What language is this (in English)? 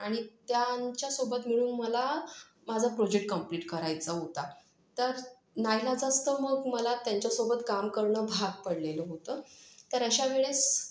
Marathi